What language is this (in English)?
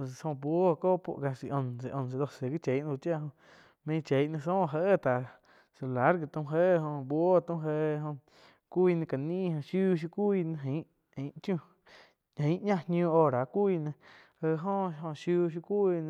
Quiotepec Chinantec